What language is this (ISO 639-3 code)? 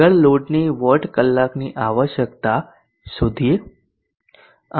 guj